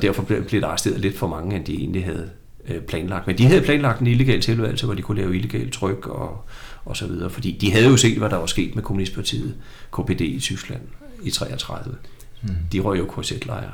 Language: Danish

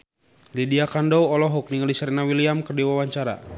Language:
Sundanese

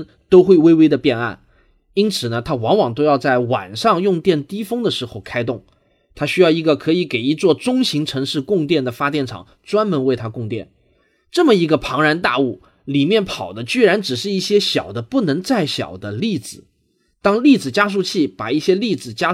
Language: Chinese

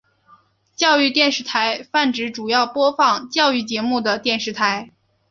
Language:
Chinese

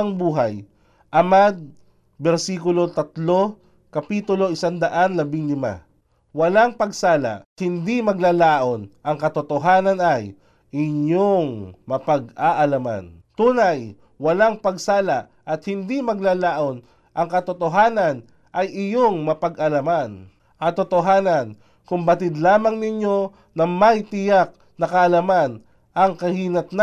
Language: Filipino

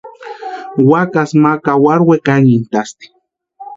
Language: Western Highland Purepecha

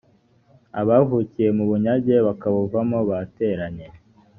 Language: Kinyarwanda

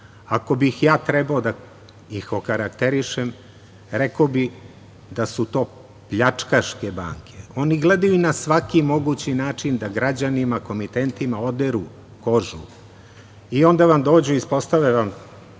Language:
Serbian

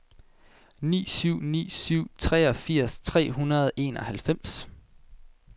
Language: Danish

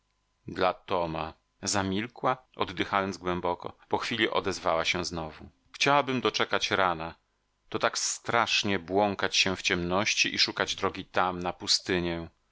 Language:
Polish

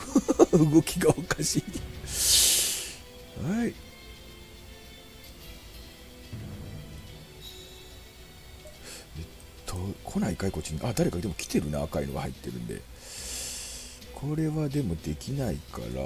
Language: Japanese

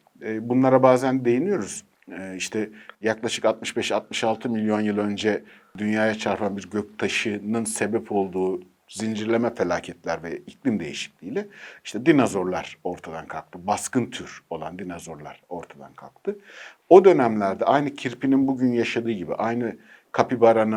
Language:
Turkish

